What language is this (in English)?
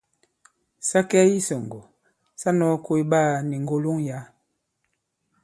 Bankon